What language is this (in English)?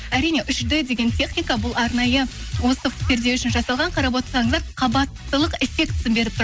Kazakh